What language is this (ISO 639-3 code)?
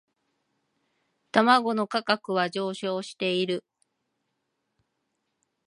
jpn